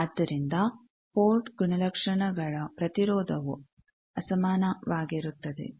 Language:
Kannada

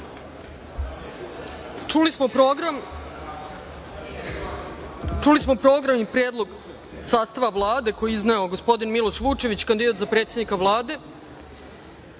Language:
Serbian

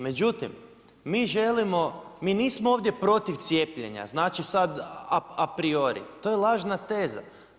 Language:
Croatian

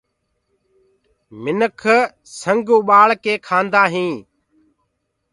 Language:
Gurgula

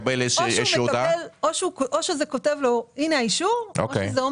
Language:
Hebrew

